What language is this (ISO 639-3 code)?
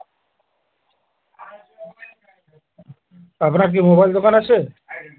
ben